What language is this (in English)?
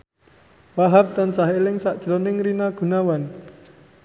Javanese